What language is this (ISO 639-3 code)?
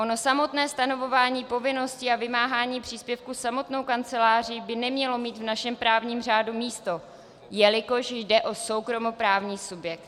ces